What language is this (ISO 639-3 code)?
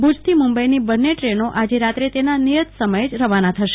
guj